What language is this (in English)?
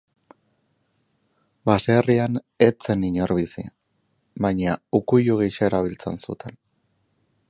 Basque